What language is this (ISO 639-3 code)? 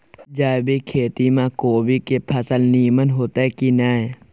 mai